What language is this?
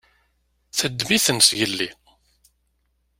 Kabyle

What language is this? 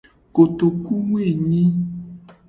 Gen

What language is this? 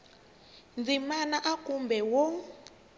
Tsonga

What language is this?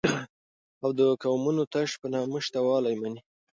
Pashto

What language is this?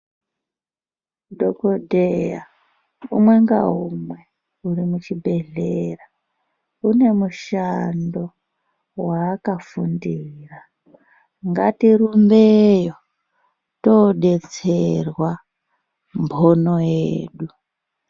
Ndau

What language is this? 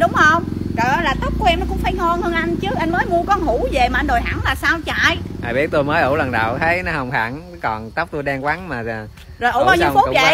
Vietnamese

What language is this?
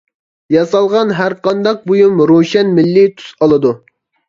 Uyghur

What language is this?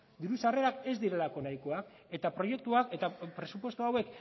Basque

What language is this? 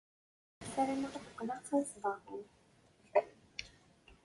Kabyle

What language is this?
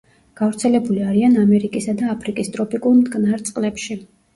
Georgian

